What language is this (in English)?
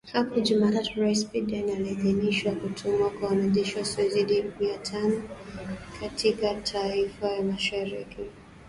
Swahili